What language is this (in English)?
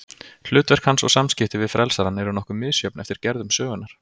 Icelandic